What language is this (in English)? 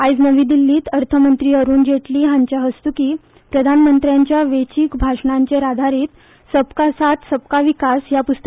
Konkani